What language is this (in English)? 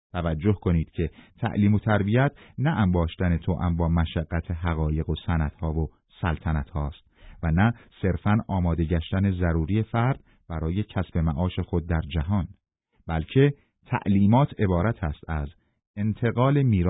Persian